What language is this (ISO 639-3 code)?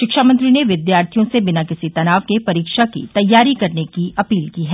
hin